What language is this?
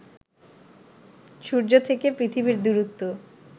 Bangla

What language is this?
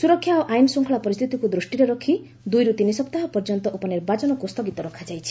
Odia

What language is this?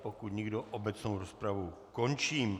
Czech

